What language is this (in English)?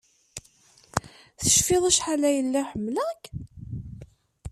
Kabyle